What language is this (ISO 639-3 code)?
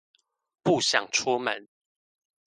zho